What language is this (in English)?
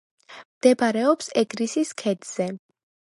Georgian